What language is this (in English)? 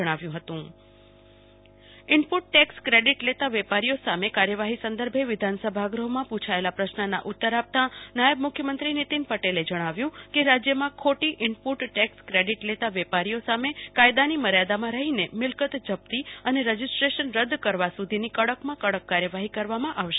Gujarati